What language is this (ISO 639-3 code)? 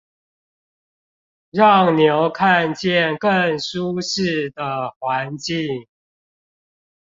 zho